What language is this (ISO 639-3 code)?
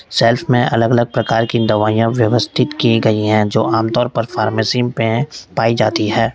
hin